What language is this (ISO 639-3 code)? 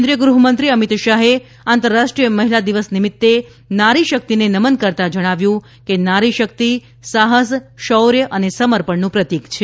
guj